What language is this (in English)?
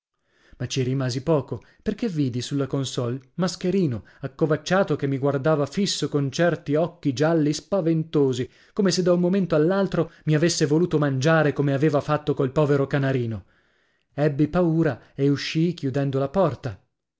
Italian